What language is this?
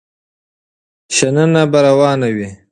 Pashto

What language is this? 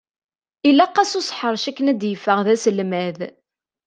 Kabyle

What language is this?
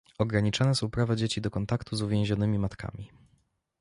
Polish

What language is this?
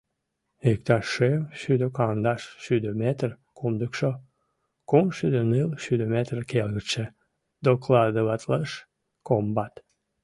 Mari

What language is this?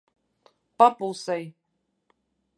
Latvian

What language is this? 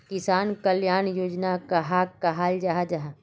Magahi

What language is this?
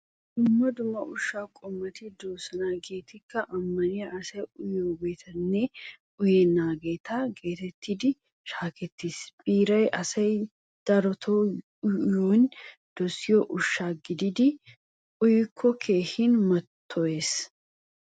Wolaytta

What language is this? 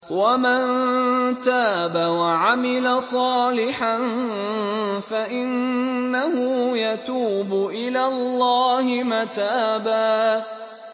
Arabic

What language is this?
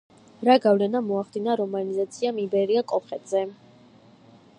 Georgian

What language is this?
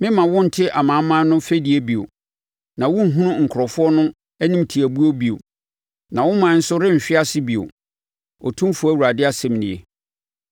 Akan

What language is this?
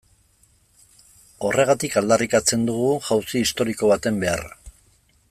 Basque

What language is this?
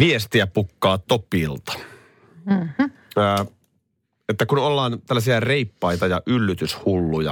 Finnish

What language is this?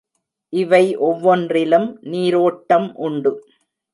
Tamil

